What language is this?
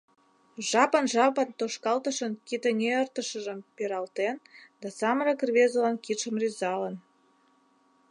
Mari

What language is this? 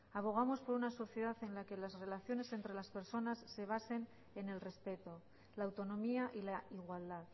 Spanish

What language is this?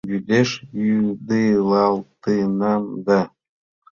Mari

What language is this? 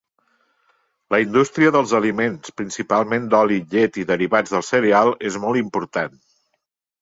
Catalan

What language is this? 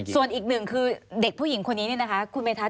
Thai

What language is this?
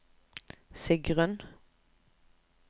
Norwegian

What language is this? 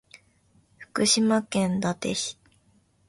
Japanese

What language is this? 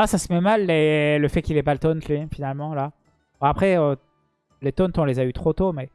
French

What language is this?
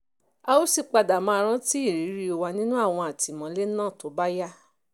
Yoruba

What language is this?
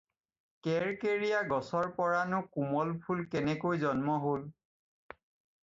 Assamese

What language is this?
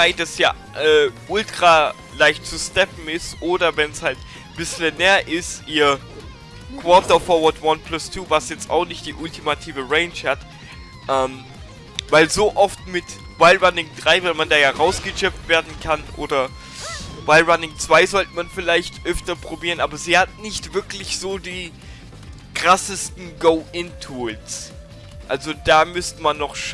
German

